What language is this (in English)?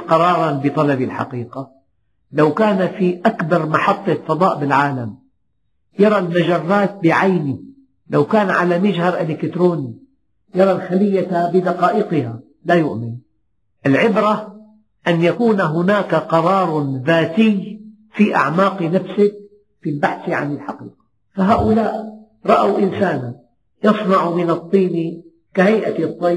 Arabic